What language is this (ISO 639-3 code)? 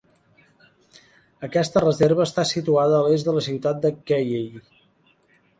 cat